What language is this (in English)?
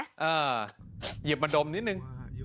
Thai